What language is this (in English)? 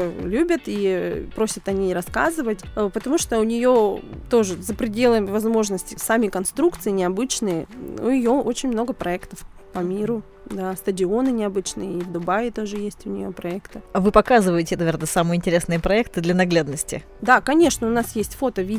Russian